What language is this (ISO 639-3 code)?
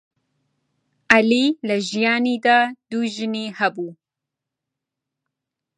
ckb